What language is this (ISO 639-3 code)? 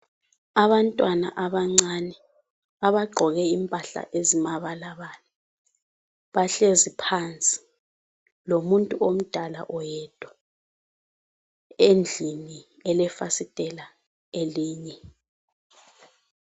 nde